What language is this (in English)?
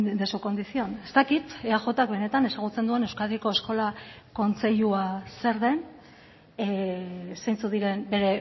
Basque